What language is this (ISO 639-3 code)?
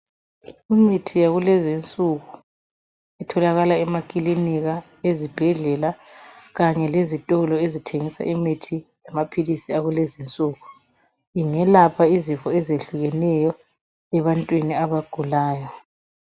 nde